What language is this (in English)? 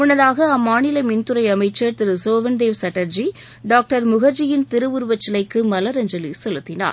Tamil